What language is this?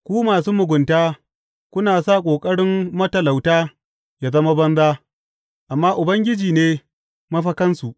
Hausa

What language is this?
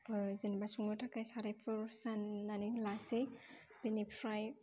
Bodo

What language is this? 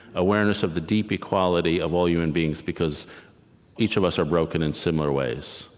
English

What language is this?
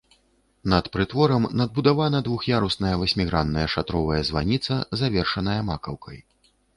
Belarusian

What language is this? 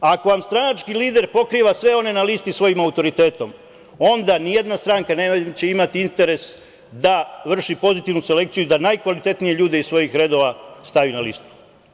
Serbian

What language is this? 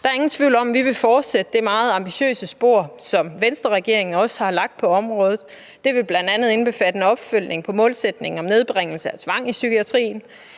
Danish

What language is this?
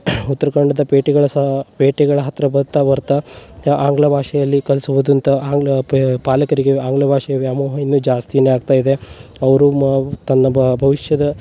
Kannada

